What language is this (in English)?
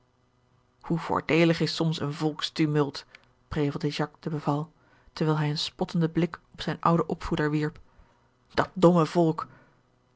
Dutch